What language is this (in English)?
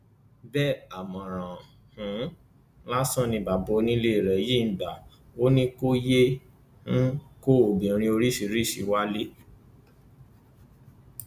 Yoruba